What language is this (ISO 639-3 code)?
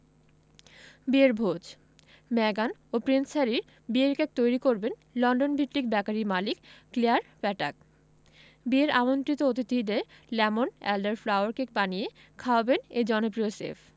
ben